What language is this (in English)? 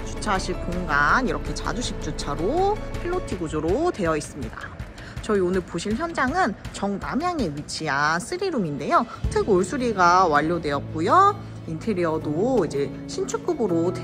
Korean